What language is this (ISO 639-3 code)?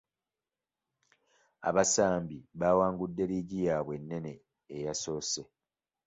lug